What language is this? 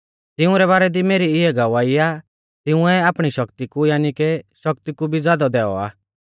Mahasu Pahari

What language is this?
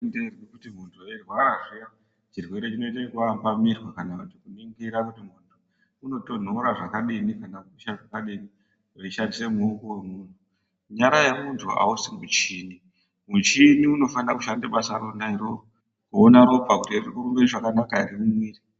Ndau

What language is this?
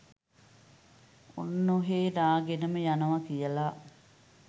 Sinhala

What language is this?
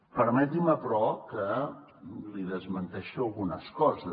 Catalan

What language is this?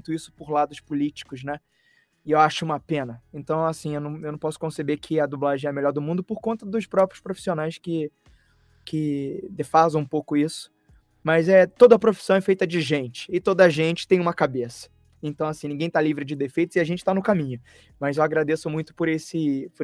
Portuguese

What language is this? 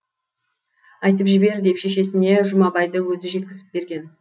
Kazakh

